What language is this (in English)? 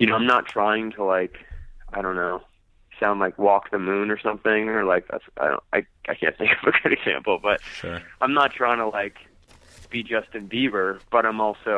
English